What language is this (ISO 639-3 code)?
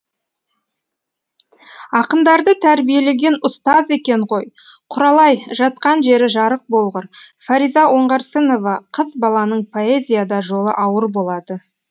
kaz